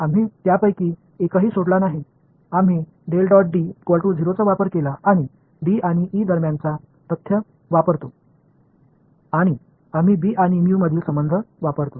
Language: Marathi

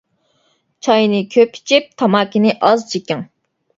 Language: Uyghur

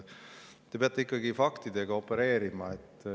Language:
Estonian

